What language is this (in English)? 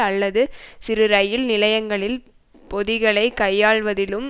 Tamil